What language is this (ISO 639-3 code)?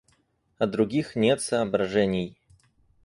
rus